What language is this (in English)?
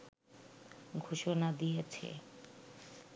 Bangla